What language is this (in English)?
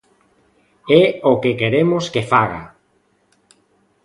Galician